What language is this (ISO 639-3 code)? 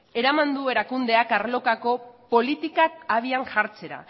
eus